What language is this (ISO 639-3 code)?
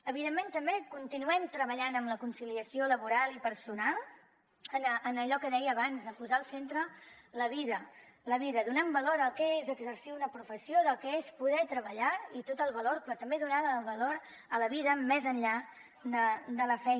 cat